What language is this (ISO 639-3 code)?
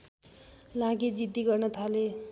nep